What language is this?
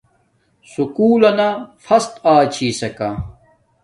Domaaki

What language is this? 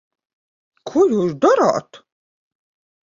Latvian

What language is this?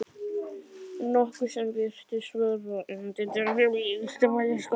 Icelandic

